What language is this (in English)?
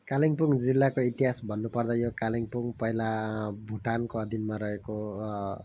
Nepali